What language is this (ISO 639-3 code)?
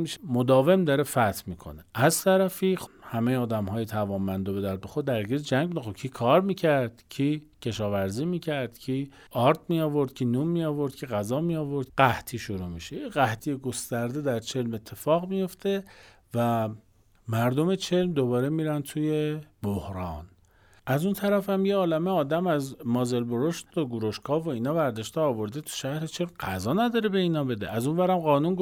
fas